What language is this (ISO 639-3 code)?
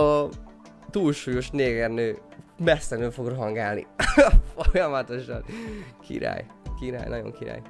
hun